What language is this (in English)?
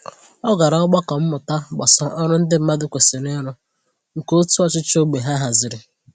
Igbo